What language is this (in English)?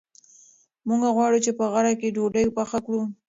Pashto